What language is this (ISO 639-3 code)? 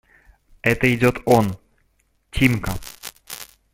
rus